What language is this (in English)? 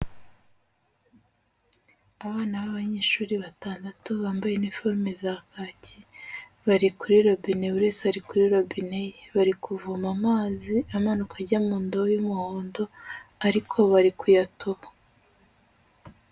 Kinyarwanda